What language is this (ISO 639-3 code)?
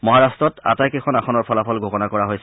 asm